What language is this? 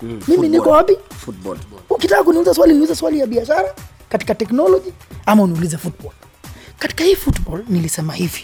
Swahili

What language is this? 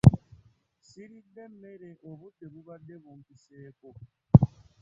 Ganda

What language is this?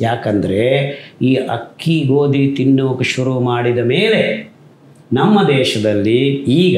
Kannada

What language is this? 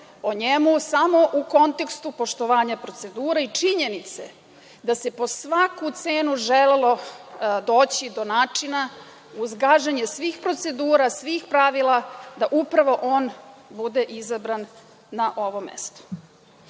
Serbian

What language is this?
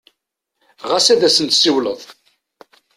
Kabyle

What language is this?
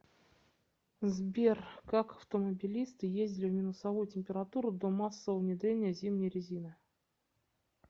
Russian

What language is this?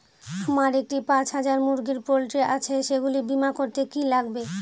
Bangla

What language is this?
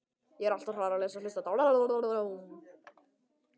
Icelandic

